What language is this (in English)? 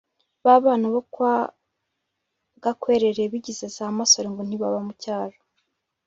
Kinyarwanda